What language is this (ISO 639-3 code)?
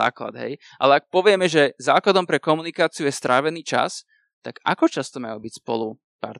slk